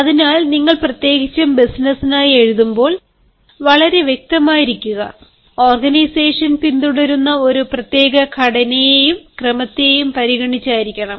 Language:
Malayalam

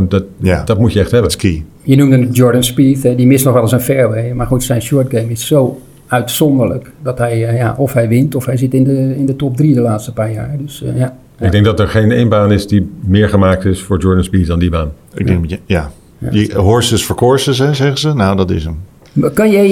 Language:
Dutch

